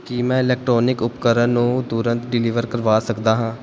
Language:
Punjabi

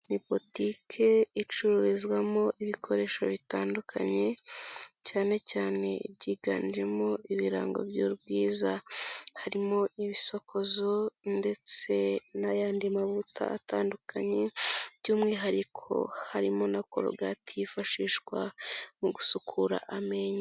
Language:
Kinyarwanda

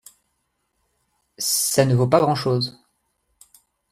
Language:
French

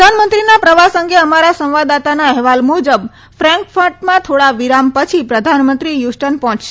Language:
Gujarati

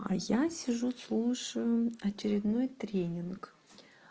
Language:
Russian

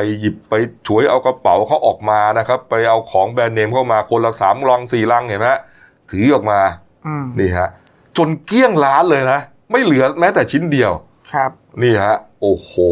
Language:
Thai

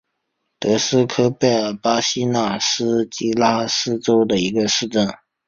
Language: Chinese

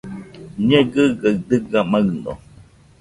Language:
Nüpode Huitoto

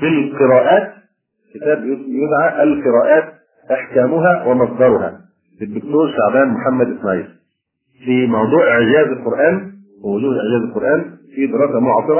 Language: Arabic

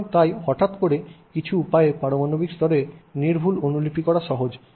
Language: Bangla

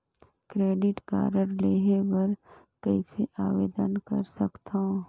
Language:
Chhattisgarhi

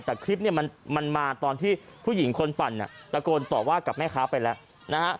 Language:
Thai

